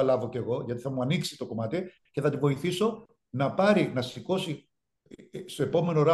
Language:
Greek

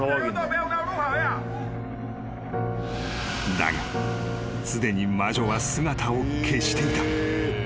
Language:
Japanese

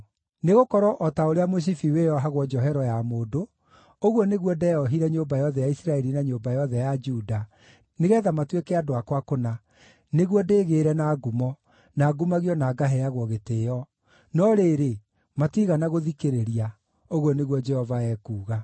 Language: Kikuyu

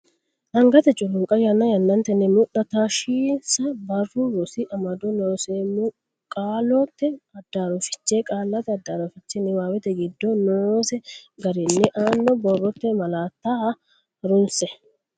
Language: Sidamo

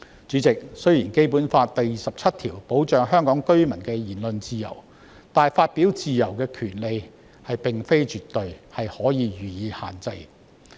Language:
Cantonese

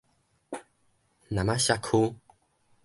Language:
Min Nan Chinese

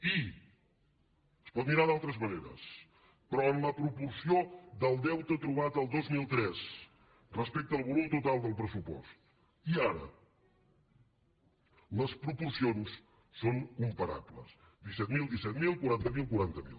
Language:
Catalan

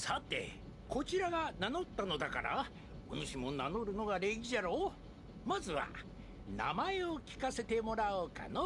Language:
Japanese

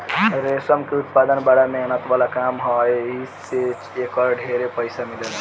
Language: Bhojpuri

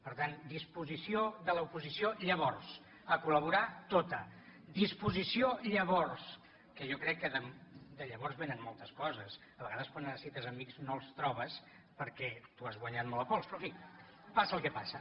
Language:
Catalan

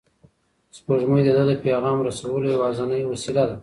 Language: Pashto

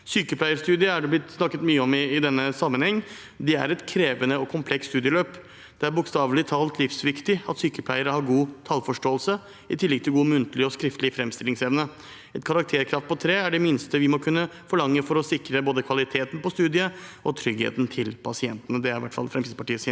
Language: Norwegian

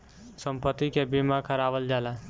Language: Bhojpuri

